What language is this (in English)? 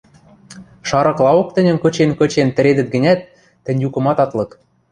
Western Mari